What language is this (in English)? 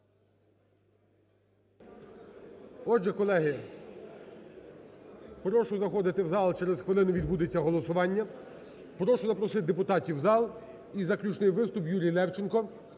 Ukrainian